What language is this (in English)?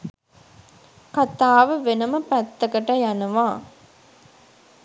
Sinhala